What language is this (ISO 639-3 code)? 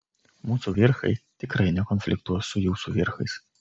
lit